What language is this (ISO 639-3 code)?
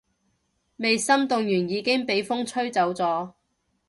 yue